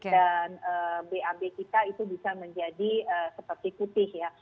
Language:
Indonesian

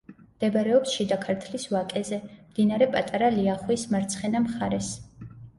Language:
Georgian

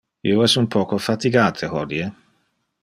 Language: Interlingua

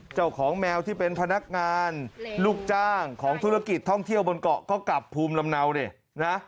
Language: Thai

